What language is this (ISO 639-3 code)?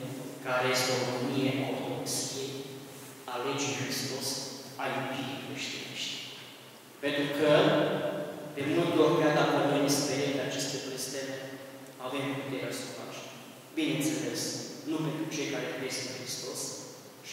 ron